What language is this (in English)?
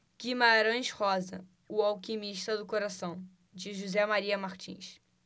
Portuguese